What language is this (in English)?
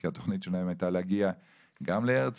Hebrew